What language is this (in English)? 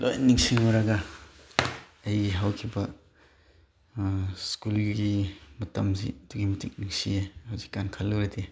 Manipuri